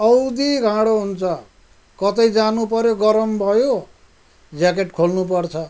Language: Nepali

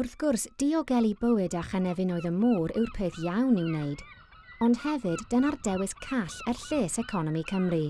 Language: Welsh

